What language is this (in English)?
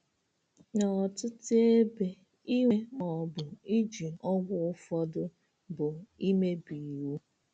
Igbo